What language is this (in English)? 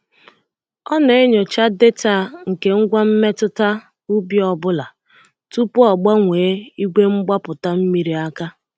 Igbo